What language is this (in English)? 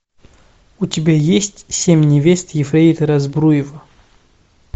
Russian